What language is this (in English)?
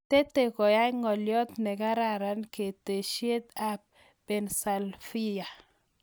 Kalenjin